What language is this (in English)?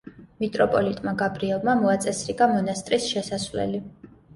Georgian